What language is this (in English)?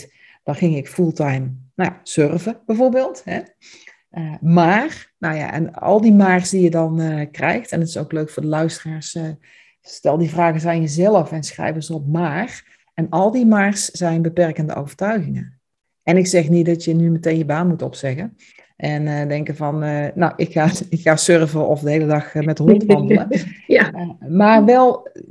Dutch